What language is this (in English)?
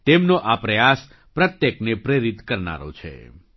Gujarati